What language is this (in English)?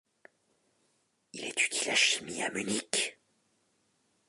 French